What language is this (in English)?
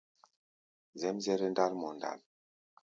Gbaya